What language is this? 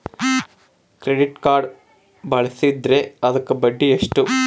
Kannada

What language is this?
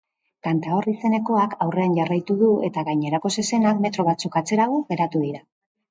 Basque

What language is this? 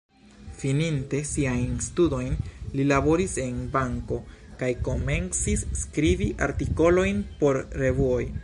Esperanto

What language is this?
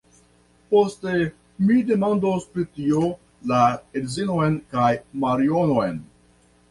Esperanto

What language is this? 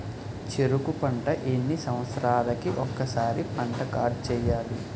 Telugu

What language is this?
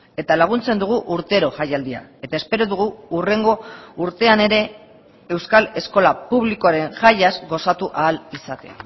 Basque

